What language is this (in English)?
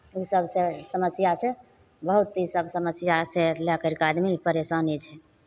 Maithili